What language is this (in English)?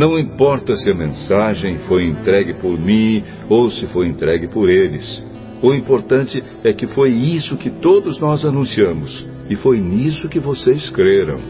Portuguese